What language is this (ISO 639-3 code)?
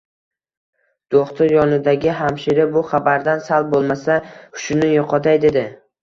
uzb